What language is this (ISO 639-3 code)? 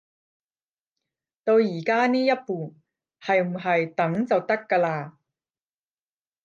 yue